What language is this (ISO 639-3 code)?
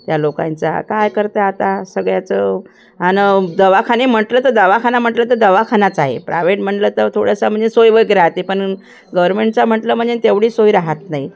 mar